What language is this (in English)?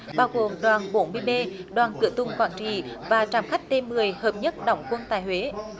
Vietnamese